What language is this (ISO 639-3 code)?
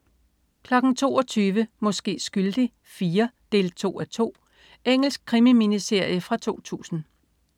dan